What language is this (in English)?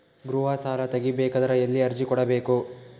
Kannada